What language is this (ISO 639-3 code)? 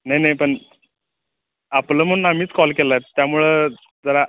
mar